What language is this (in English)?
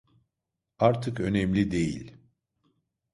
Turkish